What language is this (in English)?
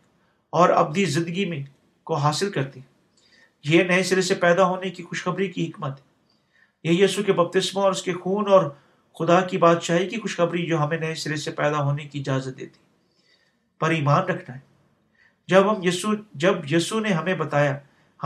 Urdu